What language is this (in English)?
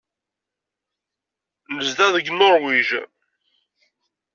Kabyle